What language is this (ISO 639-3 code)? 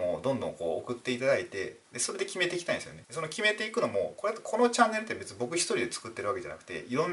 jpn